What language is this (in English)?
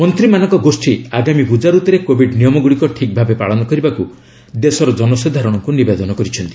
Odia